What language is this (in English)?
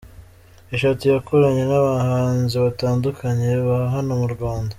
Kinyarwanda